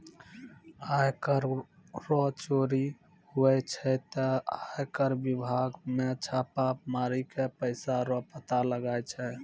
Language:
Maithili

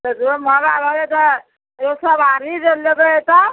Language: Maithili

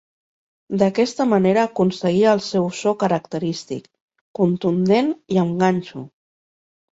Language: Catalan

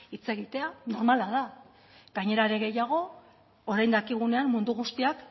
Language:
Basque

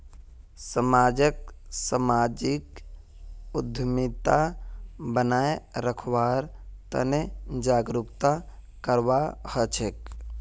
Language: Magahi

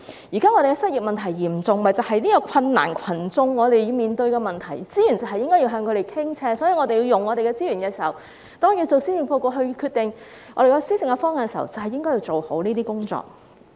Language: Cantonese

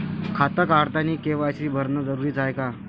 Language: Marathi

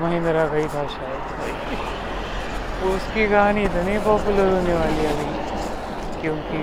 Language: Marathi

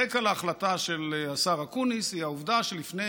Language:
Hebrew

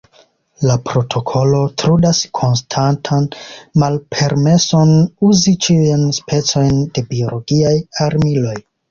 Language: Esperanto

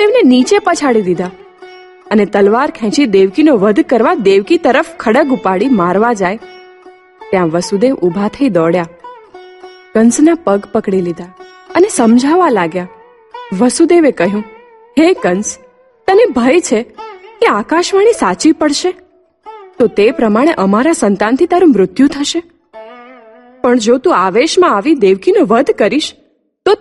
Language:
Gujarati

